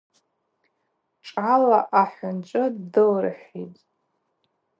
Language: Abaza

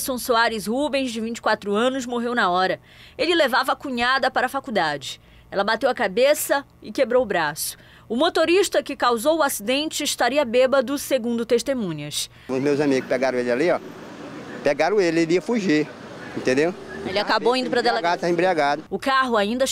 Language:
Portuguese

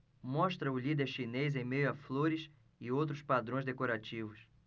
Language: Portuguese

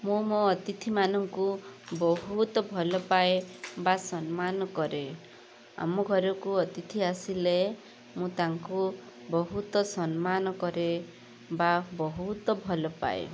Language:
Odia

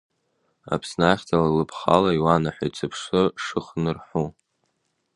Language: Abkhazian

